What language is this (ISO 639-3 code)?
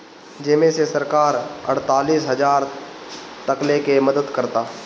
bho